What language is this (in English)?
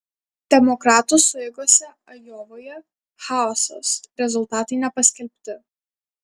Lithuanian